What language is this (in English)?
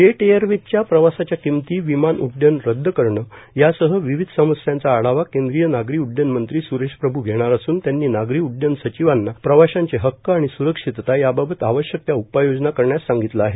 Marathi